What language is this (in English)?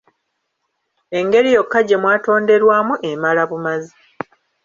Ganda